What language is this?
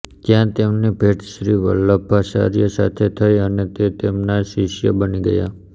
Gujarati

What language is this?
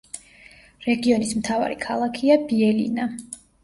Georgian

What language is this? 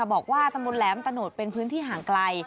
Thai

